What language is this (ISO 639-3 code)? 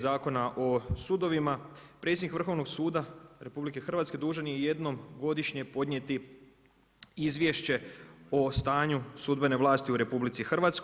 hrv